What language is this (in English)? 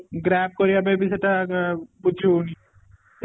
Odia